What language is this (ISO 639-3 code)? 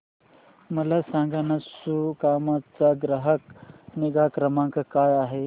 mar